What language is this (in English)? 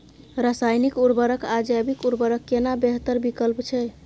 Maithili